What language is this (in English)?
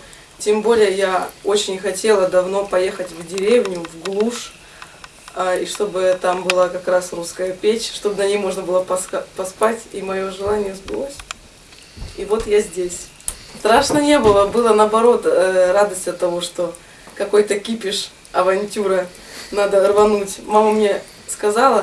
Russian